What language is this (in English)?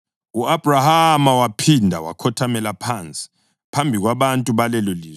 North Ndebele